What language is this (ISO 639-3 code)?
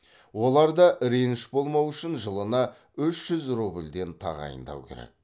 kaz